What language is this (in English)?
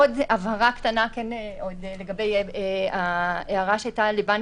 Hebrew